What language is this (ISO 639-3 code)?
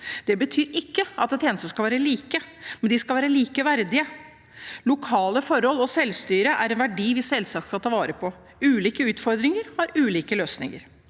nor